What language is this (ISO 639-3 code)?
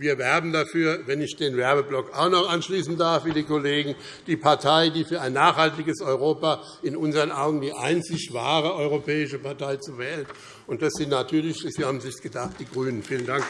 deu